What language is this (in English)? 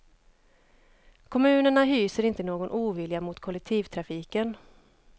Swedish